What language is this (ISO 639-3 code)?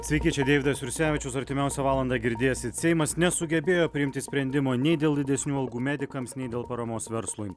lit